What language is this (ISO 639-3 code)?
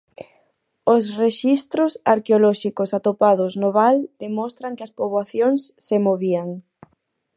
glg